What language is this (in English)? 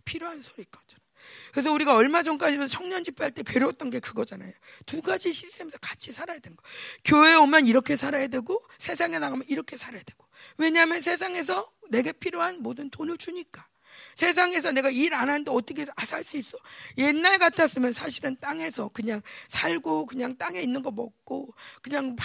Korean